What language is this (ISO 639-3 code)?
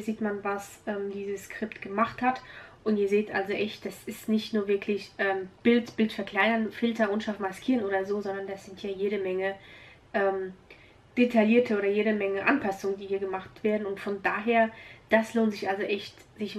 deu